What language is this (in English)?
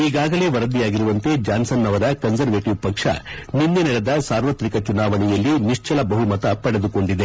Kannada